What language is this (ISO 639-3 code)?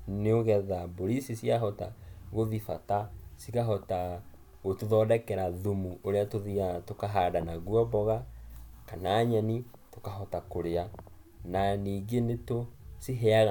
kik